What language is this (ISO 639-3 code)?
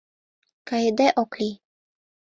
chm